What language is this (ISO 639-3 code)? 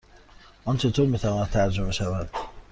fas